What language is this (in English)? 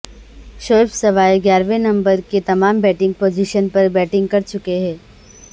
Urdu